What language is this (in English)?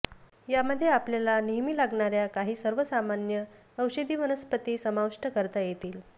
Marathi